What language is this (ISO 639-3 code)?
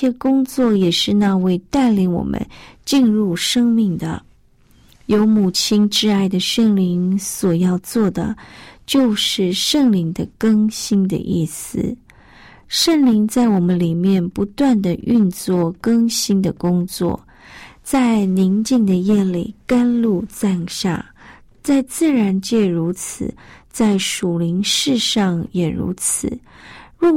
zho